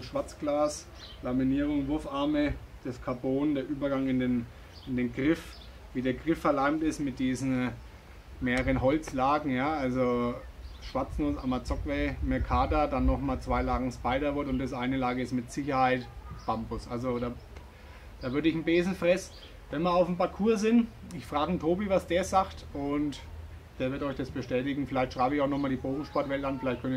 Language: German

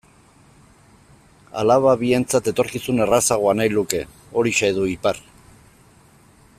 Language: Basque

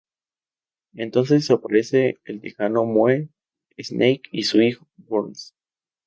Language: Spanish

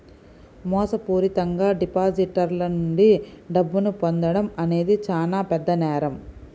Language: Telugu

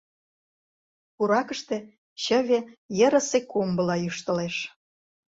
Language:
Mari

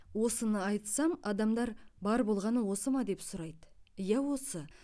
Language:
Kazakh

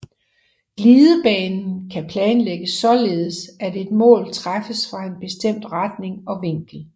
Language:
Danish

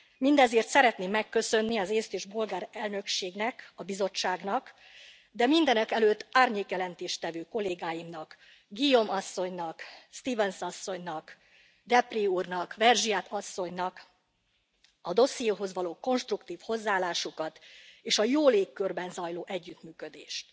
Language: Hungarian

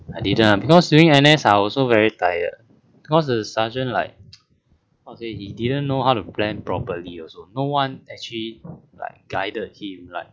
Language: English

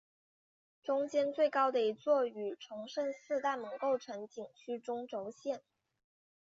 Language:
Chinese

